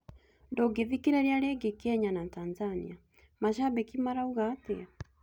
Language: Kikuyu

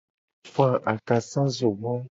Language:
Gen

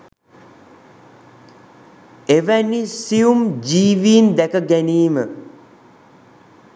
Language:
Sinhala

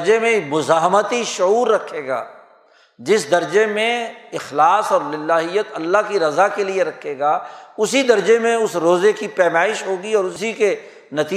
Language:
Urdu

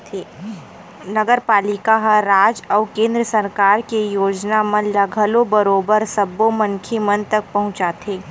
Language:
Chhattisgarhi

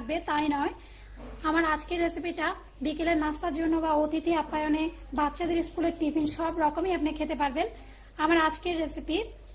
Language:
Hindi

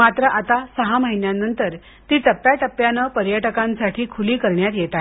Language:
Marathi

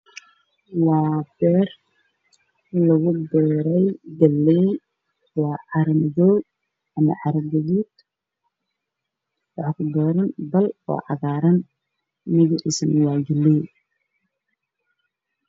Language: Somali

